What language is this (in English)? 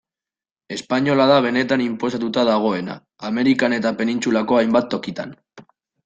Basque